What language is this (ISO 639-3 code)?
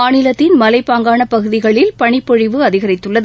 tam